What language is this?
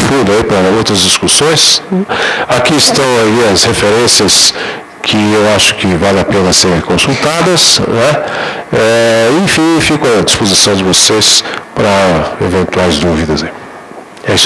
Portuguese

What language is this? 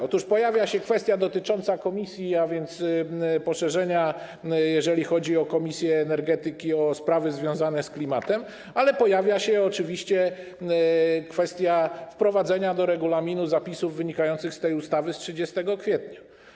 Polish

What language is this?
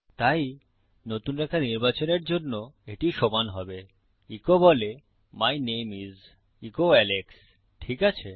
Bangla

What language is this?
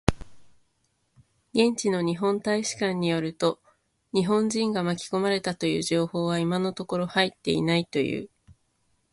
Japanese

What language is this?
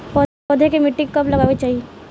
Bhojpuri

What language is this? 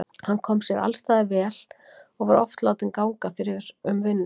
Icelandic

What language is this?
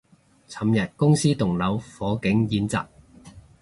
Cantonese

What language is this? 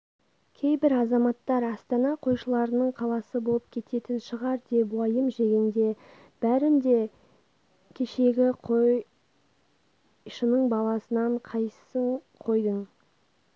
Kazakh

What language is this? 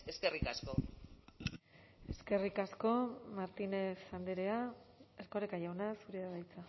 Basque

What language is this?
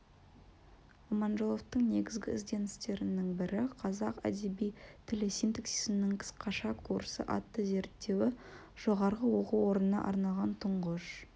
Kazakh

